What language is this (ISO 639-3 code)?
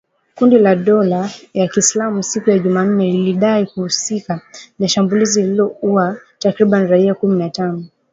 swa